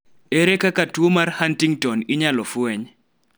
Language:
Luo (Kenya and Tanzania)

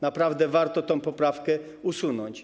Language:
Polish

